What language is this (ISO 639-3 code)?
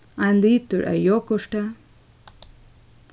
fao